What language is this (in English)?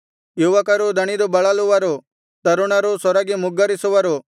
Kannada